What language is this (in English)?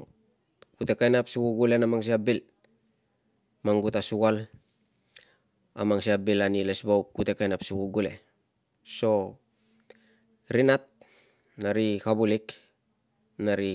Tungag